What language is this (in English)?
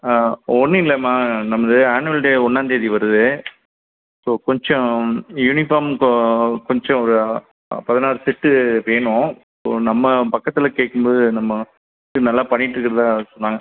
Tamil